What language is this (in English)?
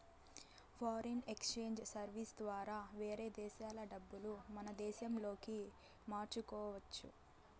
Telugu